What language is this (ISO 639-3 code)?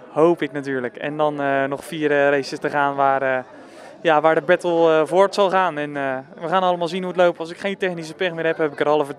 nld